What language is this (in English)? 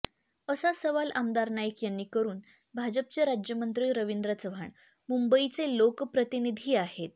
Marathi